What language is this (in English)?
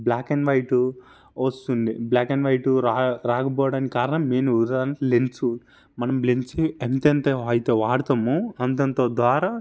Telugu